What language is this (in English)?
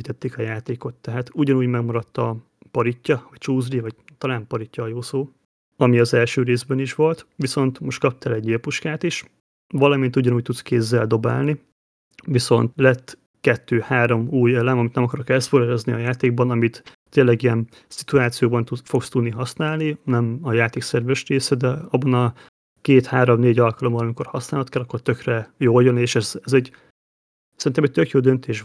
Hungarian